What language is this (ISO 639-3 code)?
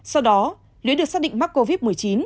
vie